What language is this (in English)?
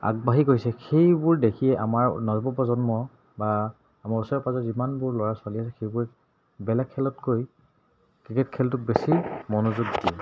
Assamese